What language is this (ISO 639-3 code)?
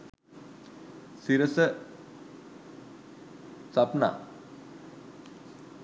sin